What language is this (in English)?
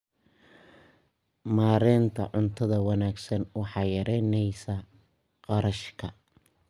Somali